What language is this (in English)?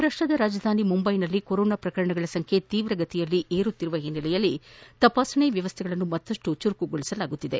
Kannada